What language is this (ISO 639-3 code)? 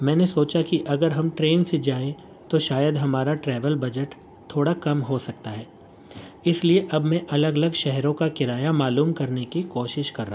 urd